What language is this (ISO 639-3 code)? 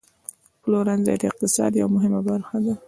pus